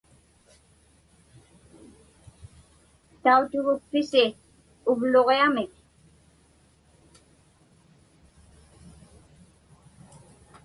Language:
Inupiaq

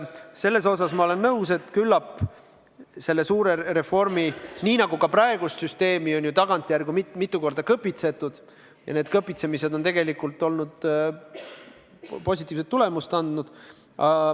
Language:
Estonian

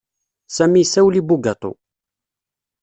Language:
Kabyle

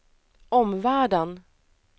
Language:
Swedish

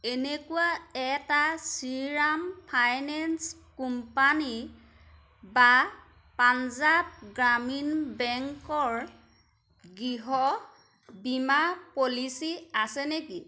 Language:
Assamese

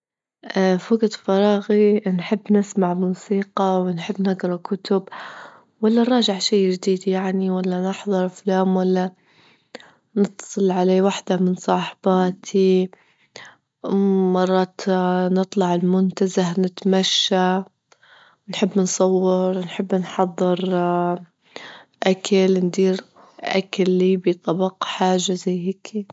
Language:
Libyan Arabic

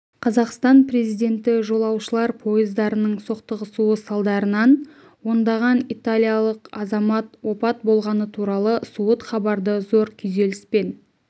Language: Kazakh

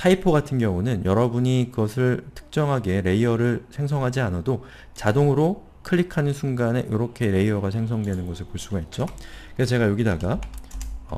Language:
Korean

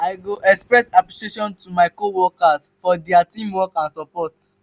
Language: Nigerian Pidgin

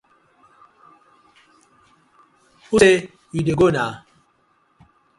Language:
Nigerian Pidgin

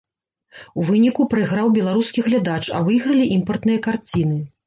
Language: Belarusian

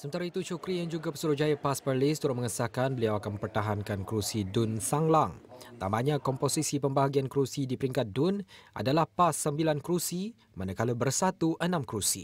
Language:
Malay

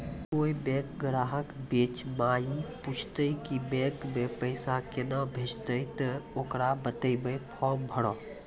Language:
Maithili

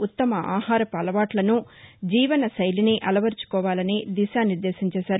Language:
Telugu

